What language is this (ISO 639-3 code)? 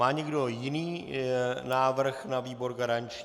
ces